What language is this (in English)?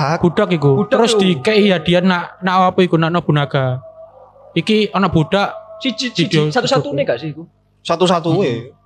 Indonesian